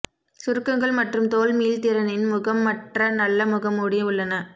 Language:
Tamil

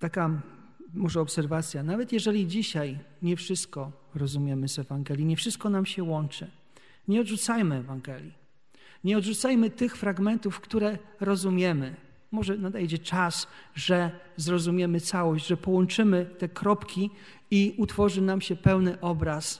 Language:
Polish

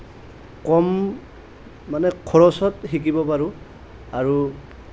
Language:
Assamese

